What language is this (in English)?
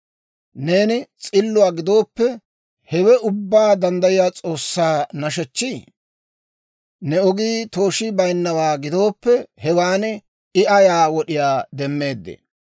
Dawro